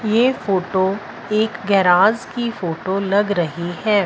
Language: Hindi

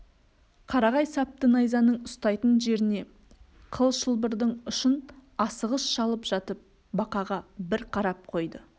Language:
Kazakh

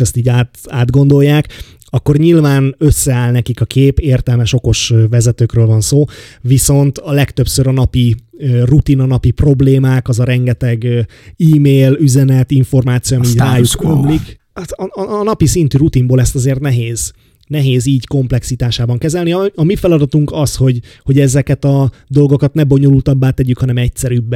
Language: Hungarian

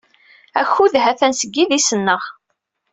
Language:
Kabyle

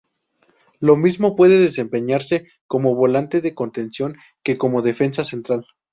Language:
Spanish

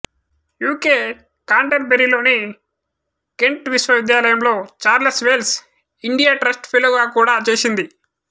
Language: Telugu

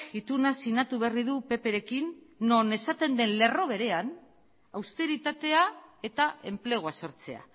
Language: Basque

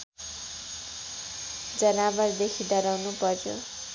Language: Nepali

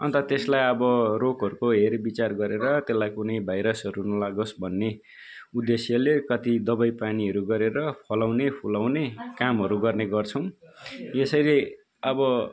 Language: Nepali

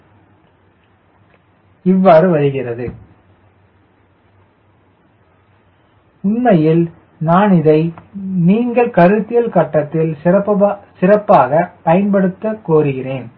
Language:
Tamil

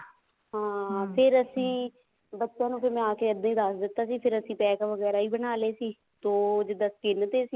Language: Punjabi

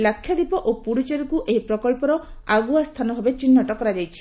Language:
Odia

